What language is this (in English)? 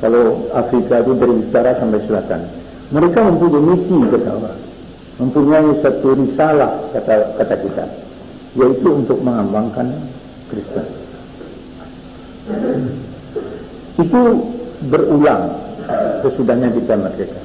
Indonesian